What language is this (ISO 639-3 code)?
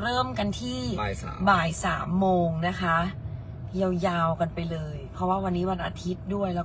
tha